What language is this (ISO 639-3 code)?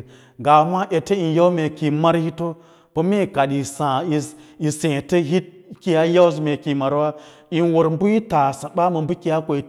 lla